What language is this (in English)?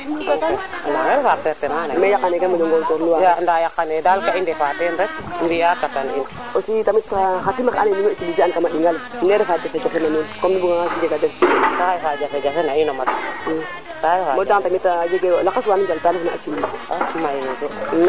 Serer